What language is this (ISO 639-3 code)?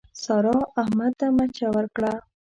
pus